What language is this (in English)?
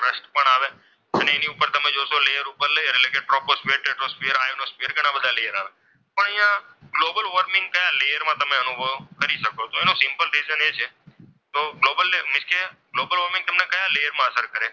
Gujarati